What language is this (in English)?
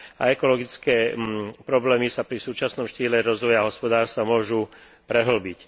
Slovak